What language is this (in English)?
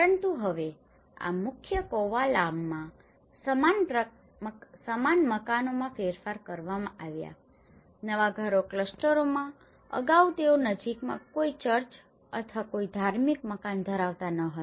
Gujarati